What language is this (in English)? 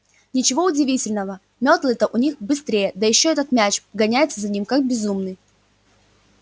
Russian